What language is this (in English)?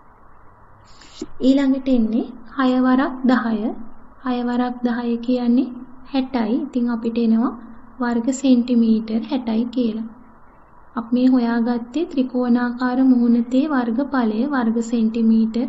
Hindi